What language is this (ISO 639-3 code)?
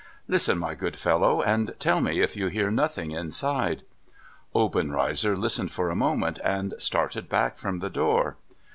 eng